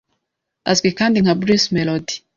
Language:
Kinyarwanda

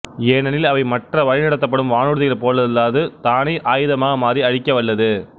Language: Tamil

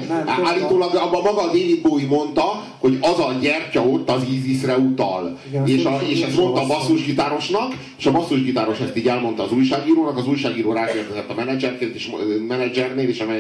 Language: Hungarian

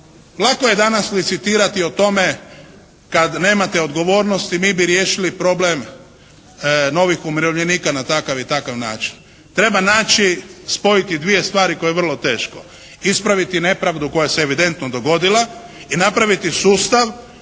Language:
Croatian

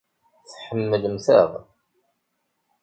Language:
Kabyle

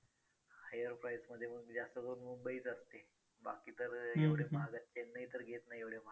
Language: Marathi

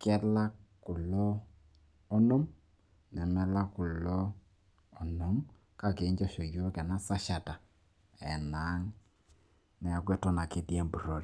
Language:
Masai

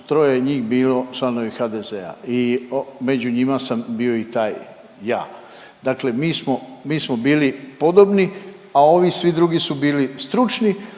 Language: Croatian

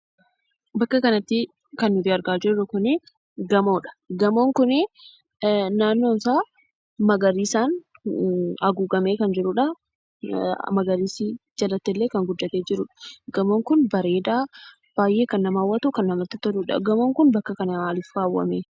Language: Oromo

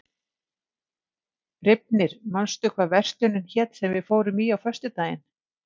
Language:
Icelandic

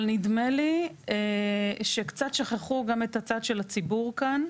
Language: Hebrew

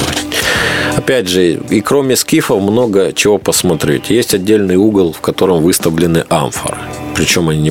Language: Russian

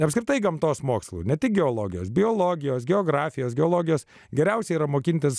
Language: Lithuanian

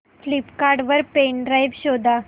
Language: Marathi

